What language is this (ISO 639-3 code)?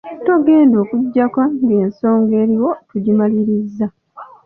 lug